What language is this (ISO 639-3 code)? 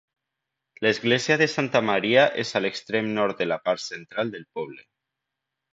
cat